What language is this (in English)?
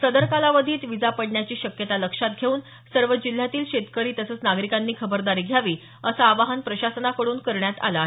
Marathi